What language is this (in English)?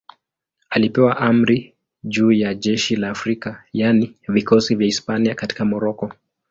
Swahili